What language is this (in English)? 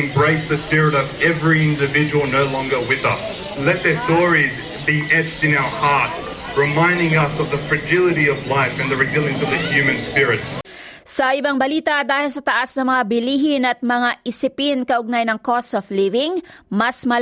Filipino